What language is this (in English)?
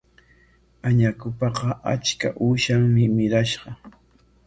Corongo Ancash Quechua